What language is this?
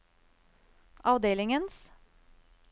Norwegian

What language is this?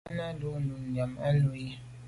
Medumba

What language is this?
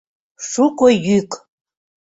Mari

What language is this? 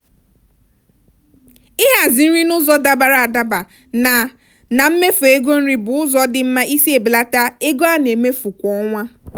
Igbo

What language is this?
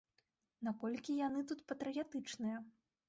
Belarusian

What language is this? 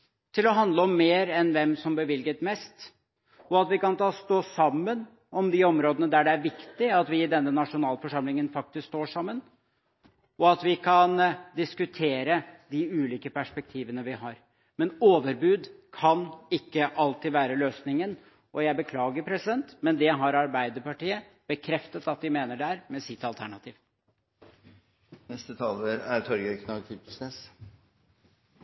Norwegian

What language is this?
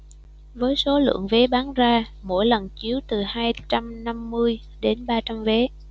Vietnamese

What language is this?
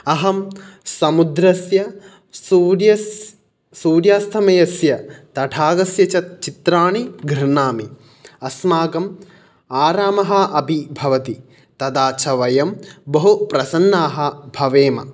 Sanskrit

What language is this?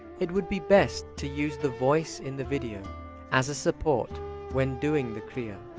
English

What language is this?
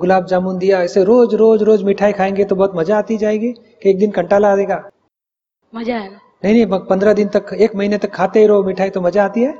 Hindi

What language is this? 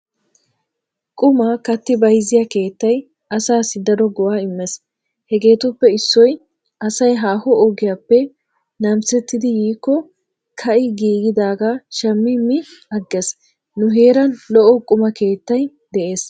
Wolaytta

